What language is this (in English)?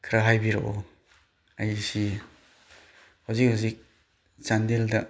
Manipuri